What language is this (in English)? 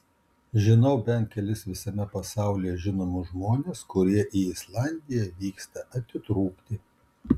Lithuanian